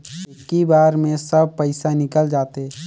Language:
Chhattisgarhi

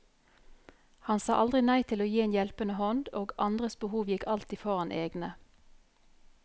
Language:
Norwegian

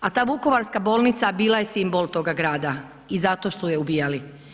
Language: Croatian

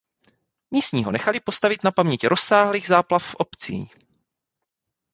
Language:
Czech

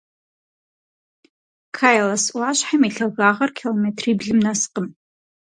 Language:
Kabardian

